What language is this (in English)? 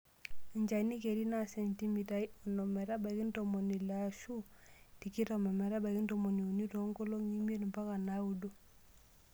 Masai